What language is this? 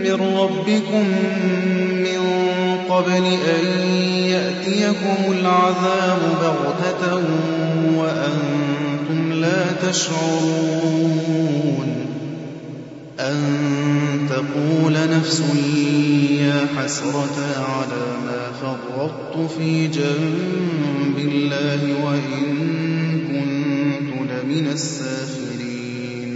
Arabic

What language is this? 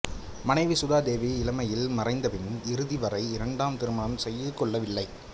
Tamil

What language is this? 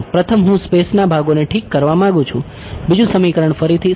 Gujarati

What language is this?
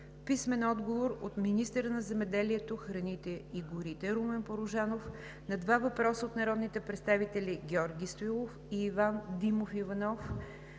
Bulgarian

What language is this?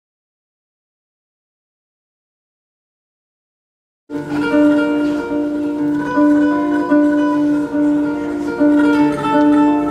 Greek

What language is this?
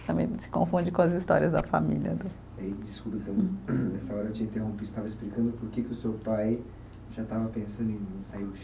Portuguese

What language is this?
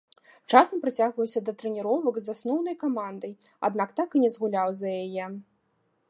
Belarusian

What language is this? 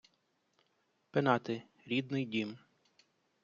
Ukrainian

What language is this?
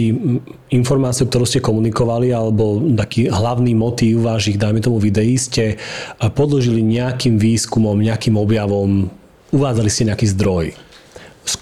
Slovak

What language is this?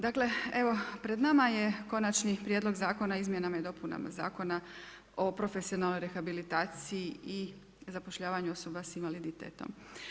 Croatian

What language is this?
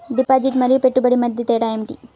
Telugu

